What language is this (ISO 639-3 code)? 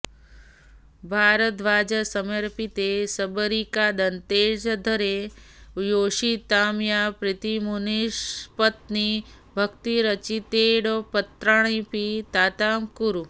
san